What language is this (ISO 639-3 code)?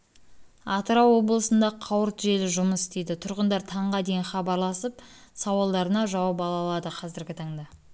kaz